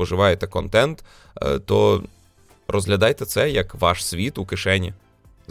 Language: Ukrainian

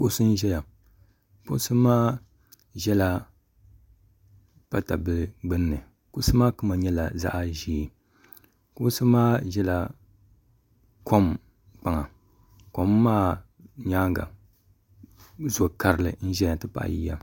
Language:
Dagbani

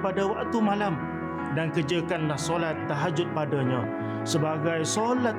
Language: Malay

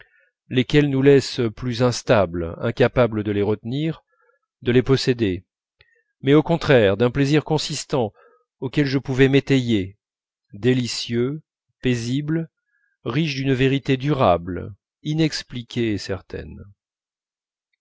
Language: French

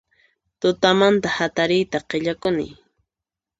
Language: Puno Quechua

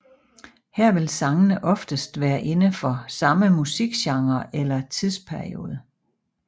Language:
Danish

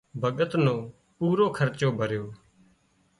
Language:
Wadiyara Koli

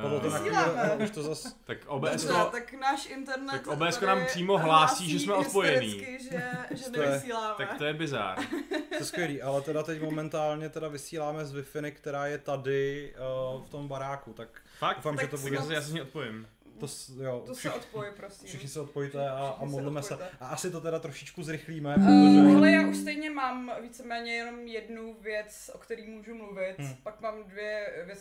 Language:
Czech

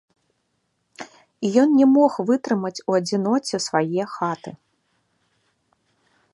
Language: Belarusian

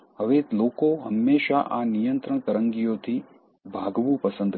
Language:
Gujarati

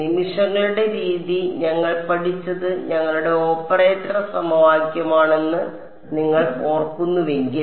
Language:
Malayalam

